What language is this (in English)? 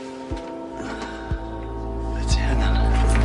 Welsh